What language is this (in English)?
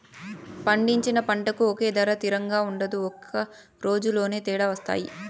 Telugu